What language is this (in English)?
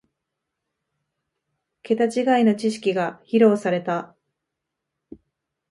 Japanese